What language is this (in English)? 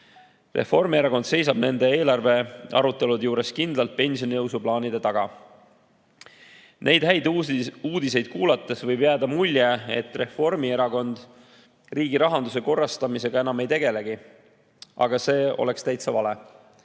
Estonian